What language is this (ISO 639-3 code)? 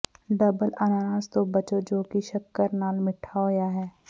pan